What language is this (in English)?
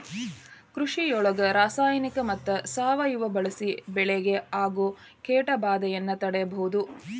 Kannada